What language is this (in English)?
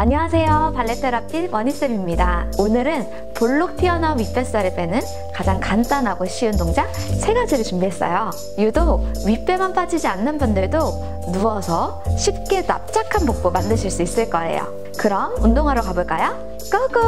Korean